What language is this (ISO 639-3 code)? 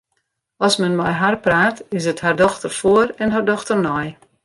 fry